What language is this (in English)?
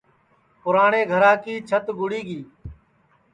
Sansi